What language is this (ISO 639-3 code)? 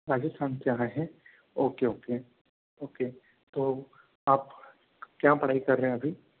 hin